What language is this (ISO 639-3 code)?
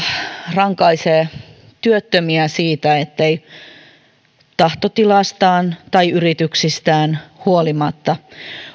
fin